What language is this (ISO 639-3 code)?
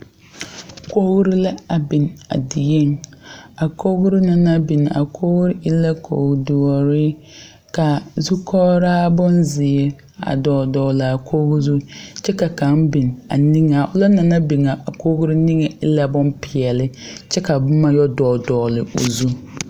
dga